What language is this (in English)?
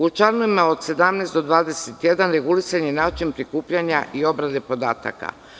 Serbian